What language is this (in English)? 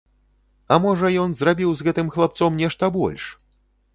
Belarusian